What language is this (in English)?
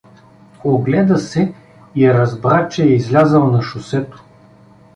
Bulgarian